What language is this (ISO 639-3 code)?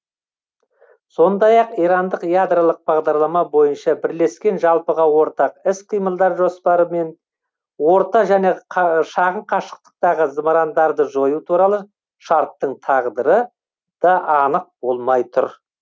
kaz